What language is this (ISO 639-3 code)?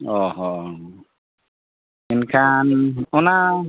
sat